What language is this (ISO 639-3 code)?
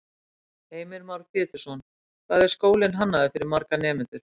isl